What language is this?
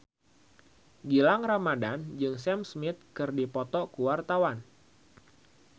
Sundanese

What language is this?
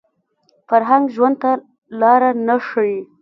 Pashto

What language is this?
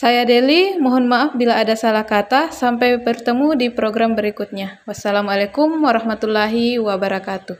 Indonesian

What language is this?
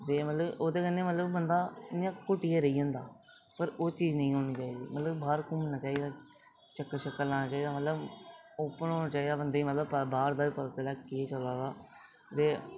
Dogri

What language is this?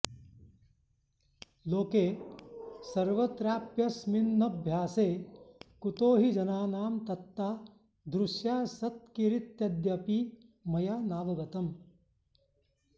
Sanskrit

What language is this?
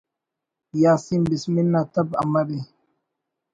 Brahui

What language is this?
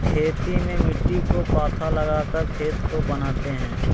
Hindi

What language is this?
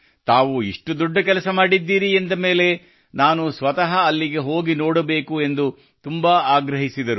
Kannada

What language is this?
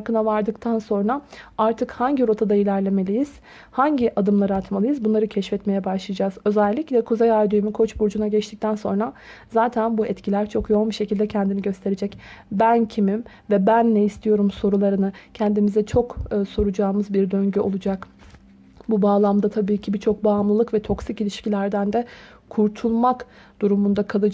Turkish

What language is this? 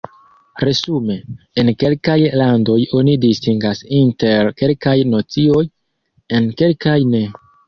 Esperanto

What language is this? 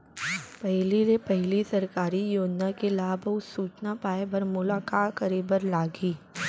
Chhattisgarhi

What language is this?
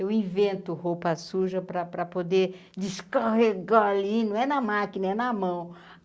Portuguese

